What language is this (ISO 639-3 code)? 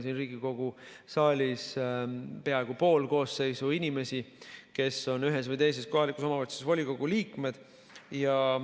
est